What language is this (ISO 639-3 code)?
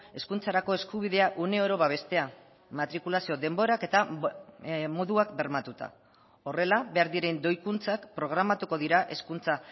eus